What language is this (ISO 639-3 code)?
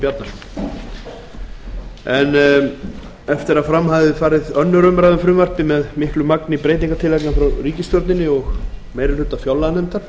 isl